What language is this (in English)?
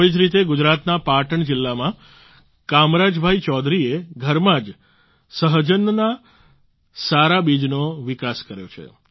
Gujarati